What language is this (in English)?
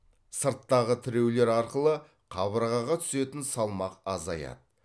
Kazakh